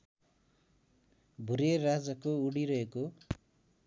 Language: Nepali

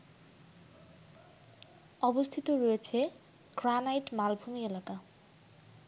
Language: Bangla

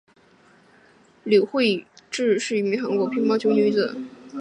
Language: Chinese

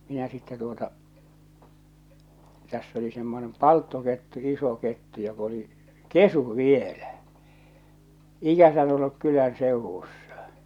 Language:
Finnish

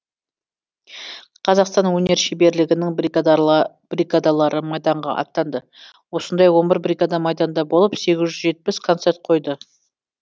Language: Kazakh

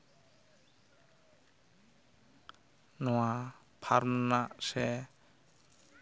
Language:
Santali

